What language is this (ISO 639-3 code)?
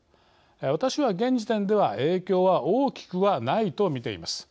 jpn